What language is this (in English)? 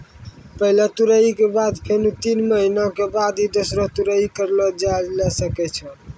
Maithili